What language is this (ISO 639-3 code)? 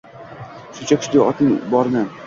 uzb